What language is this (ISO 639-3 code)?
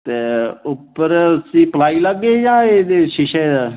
doi